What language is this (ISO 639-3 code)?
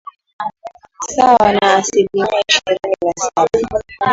swa